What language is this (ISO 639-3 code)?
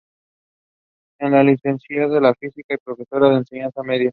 spa